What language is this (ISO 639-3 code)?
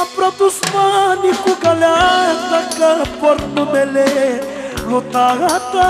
ron